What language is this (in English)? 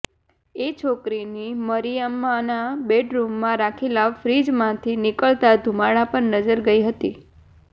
Gujarati